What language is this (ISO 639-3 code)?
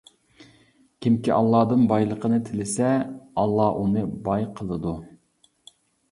uig